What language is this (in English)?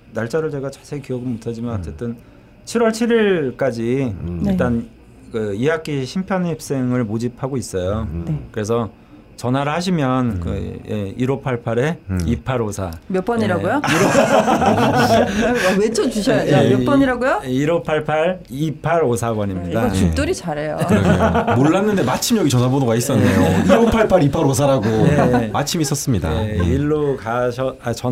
Korean